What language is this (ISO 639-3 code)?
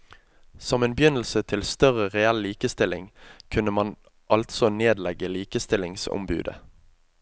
nor